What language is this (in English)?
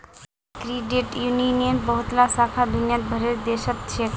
Magahi